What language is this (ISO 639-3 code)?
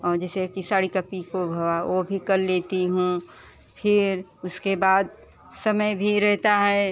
hin